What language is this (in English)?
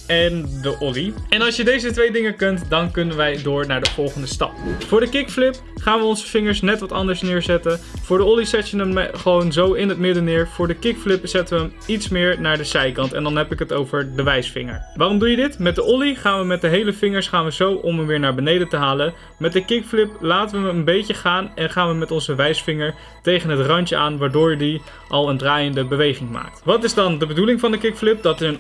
Dutch